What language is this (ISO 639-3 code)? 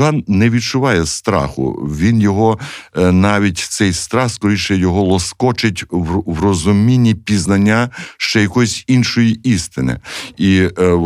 ukr